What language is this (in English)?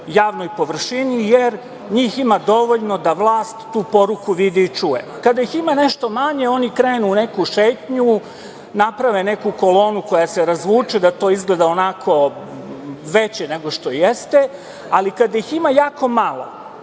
Serbian